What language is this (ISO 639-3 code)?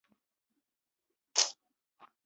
zho